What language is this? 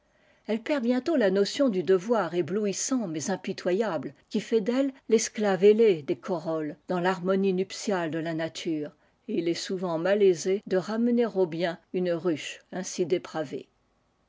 French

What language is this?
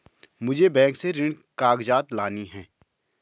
Hindi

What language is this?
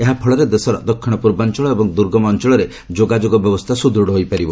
Odia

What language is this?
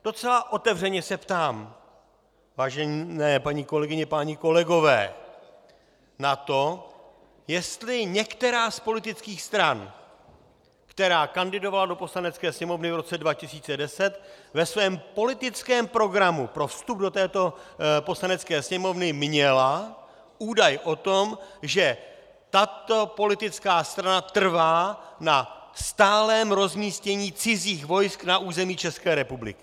Czech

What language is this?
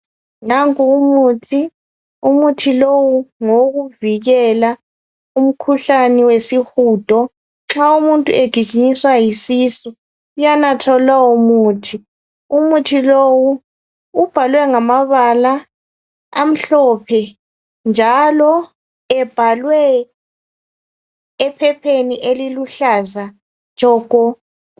North Ndebele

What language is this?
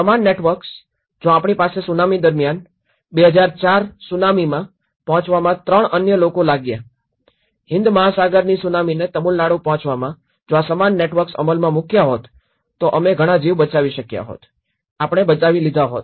Gujarati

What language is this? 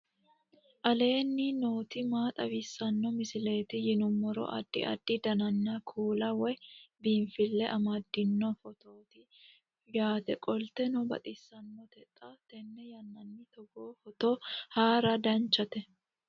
Sidamo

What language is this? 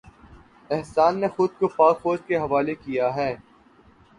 Urdu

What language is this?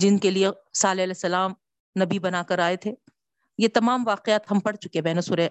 Urdu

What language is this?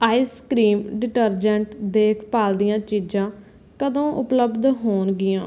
Punjabi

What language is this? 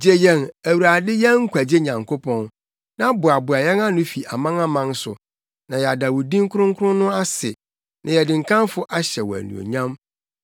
Akan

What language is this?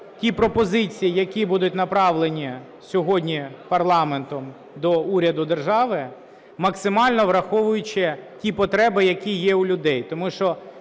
Ukrainian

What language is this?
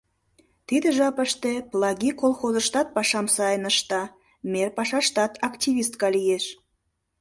Mari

